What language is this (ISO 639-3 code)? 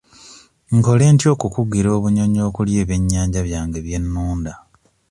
lug